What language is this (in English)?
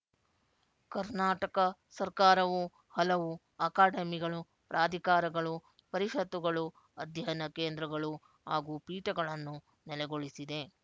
Kannada